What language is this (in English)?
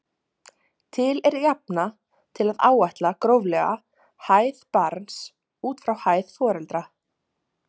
Icelandic